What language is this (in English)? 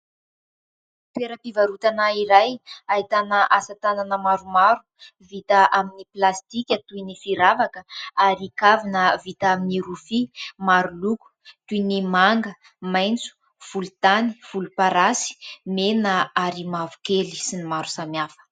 Malagasy